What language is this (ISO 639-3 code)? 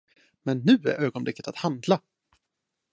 swe